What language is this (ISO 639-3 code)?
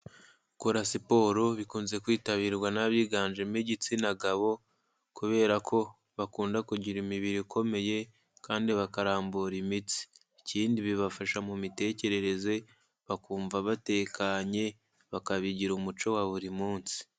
kin